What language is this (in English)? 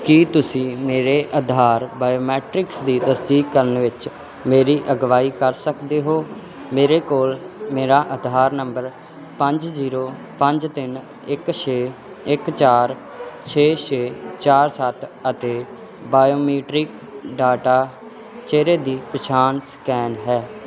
Punjabi